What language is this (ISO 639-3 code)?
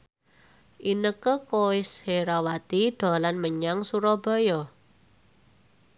jav